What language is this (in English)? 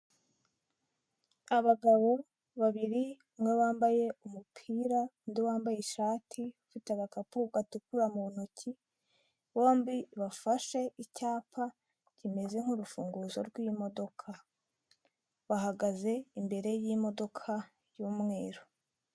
Kinyarwanda